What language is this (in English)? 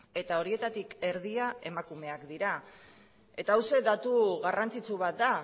Basque